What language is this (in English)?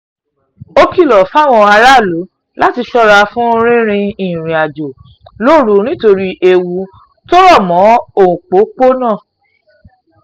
Yoruba